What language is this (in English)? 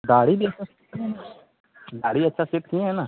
Hindi